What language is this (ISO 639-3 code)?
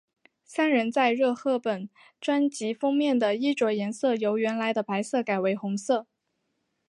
zho